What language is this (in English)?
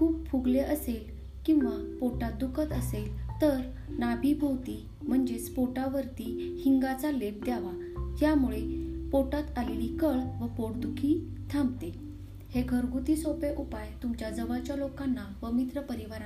Marathi